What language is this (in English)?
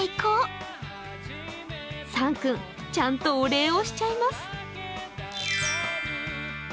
Japanese